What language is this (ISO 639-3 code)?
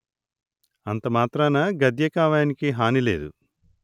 tel